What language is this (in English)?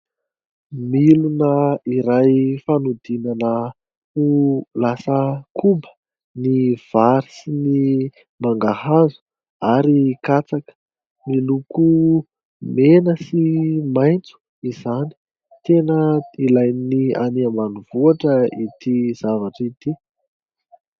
Malagasy